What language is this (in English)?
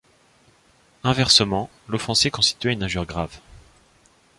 French